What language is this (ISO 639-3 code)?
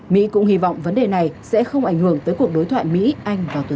vie